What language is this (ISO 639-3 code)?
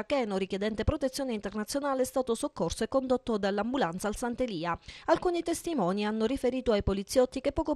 ita